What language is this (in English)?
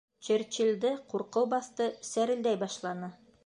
Bashkir